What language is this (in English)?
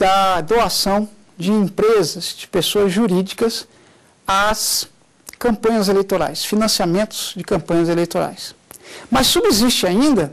Portuguese